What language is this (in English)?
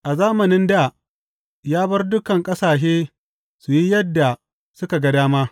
Hausa